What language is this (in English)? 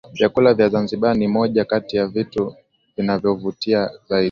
Swahili